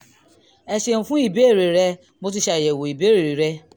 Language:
Yoruba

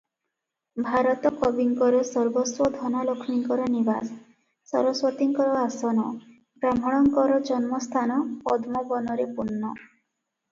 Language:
Odia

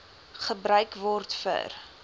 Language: Afrikaans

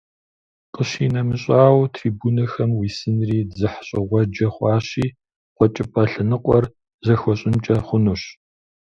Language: Kabardian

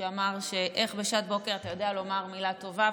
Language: Hebrew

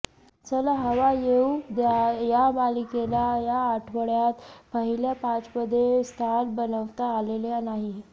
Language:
Marathi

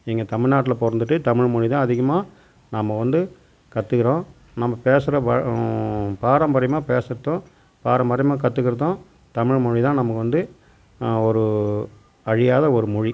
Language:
Tamil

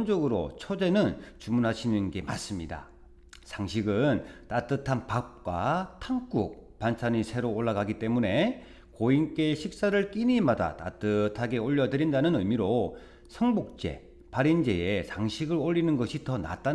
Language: Korean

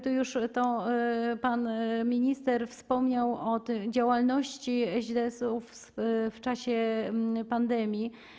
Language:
Polish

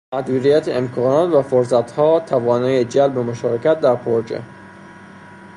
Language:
Persian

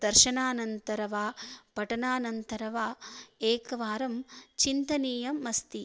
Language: Sanskrit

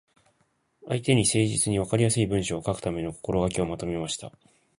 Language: Japanese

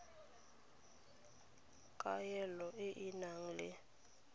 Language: Tswana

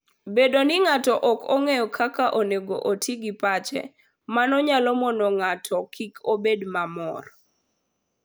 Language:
Luo (Kenya and Tanzania)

